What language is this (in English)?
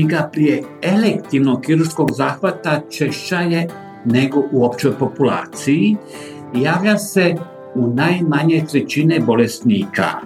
Croatian